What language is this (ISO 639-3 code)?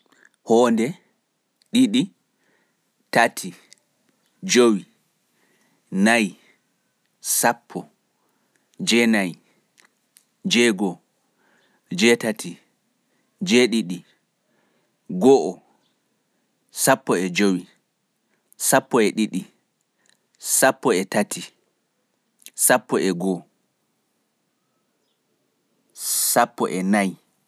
fuf